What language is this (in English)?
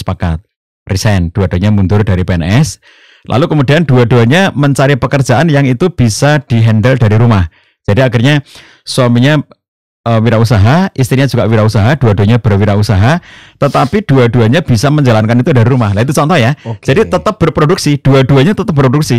Indonesian